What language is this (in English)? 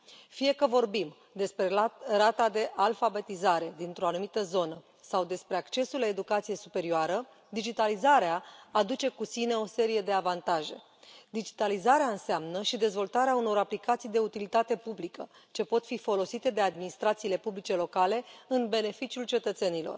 Romanian